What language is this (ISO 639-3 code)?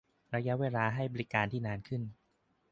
tha